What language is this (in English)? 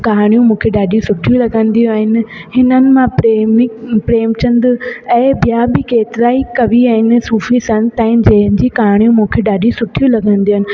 Sindhi